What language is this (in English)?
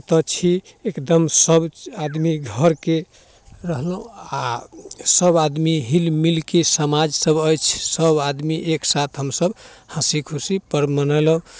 Maithili